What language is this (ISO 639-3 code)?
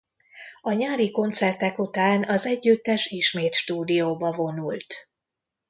hun